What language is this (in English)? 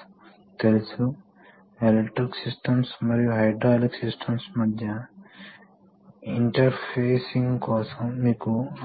Telugu